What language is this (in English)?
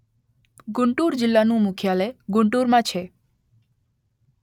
Gujarati